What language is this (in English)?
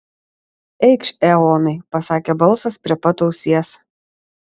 Lithuanian